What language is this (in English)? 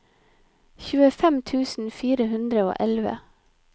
Norwegian